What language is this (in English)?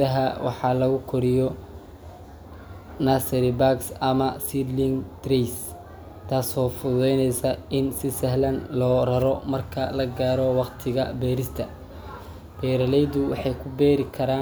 Somali